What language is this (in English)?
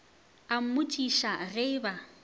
Northern Sotho